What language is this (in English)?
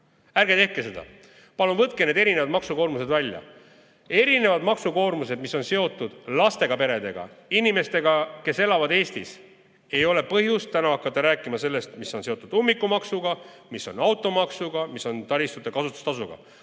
Estonian